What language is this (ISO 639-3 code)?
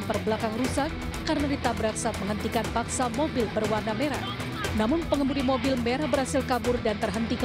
ind